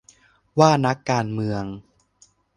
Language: Thai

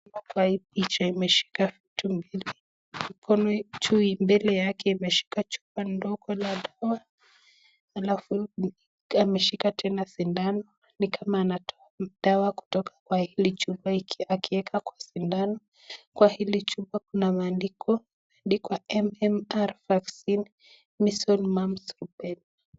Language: Swahili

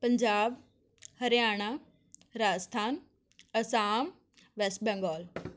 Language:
Punjabi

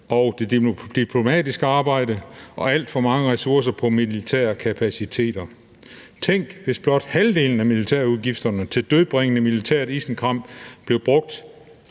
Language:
Danish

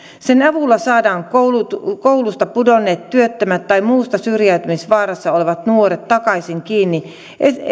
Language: Finnish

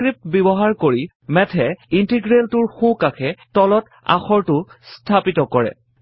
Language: Assamese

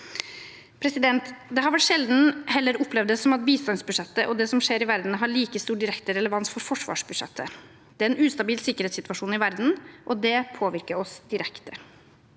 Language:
Norwegian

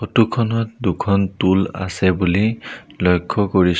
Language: Assamese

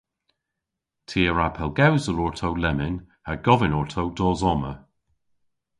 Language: Cornish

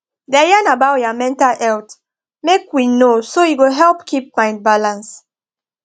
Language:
Nigerian Pidgin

